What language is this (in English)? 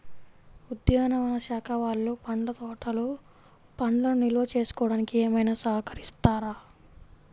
Telugu